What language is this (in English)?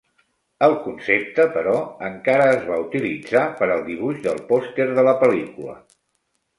Catalan